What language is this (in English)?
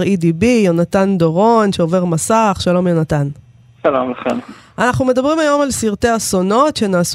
Hebrew